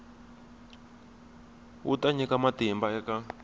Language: Tsonga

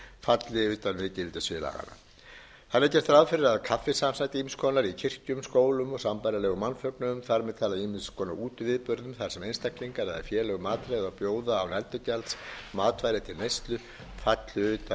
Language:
Icelandic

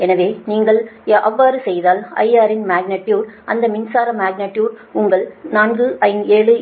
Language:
Tamil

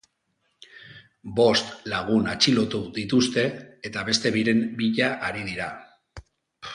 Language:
Basque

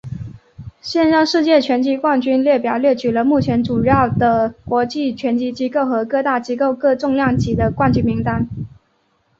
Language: Chinese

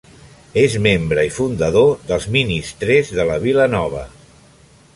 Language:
Catalan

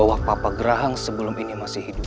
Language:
Indonesian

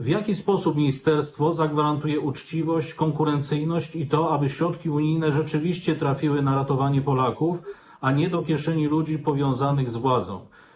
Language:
Polish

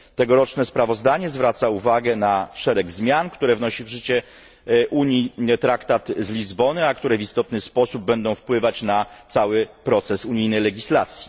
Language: Polish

